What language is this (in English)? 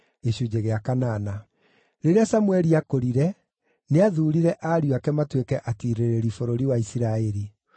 Kikuyu